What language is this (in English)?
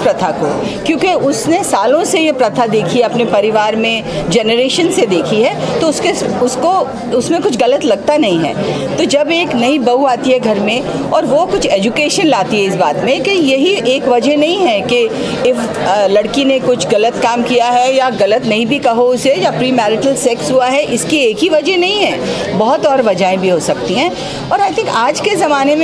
Hindi